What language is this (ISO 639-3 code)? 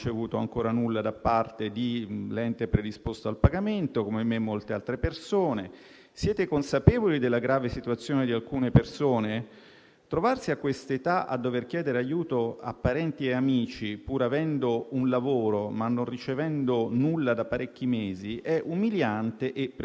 ita